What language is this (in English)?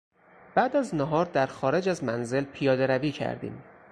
Persian